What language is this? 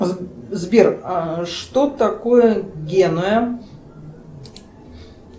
Russian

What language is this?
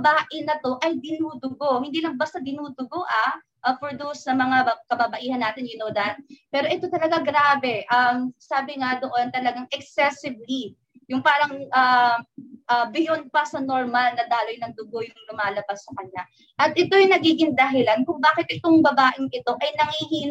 Filipino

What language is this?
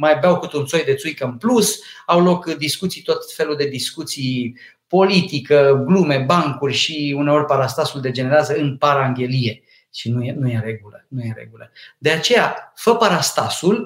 Romanian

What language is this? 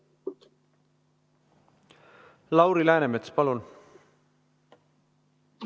Estonian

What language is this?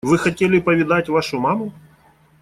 Russian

